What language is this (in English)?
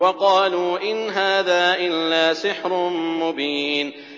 Arabic